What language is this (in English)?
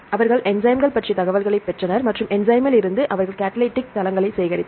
Tamil